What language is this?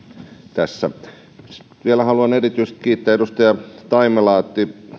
Finnish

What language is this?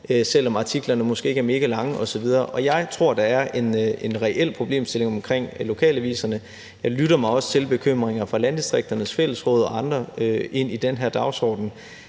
Danish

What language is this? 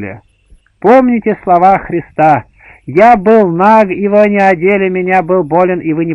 Russian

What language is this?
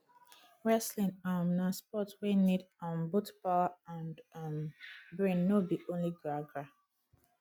Nigerian Pidgin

